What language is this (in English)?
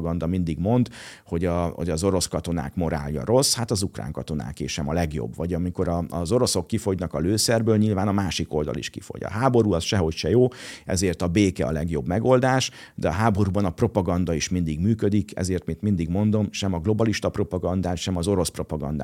Hungarian